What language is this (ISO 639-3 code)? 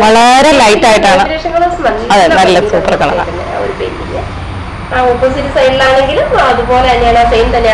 ind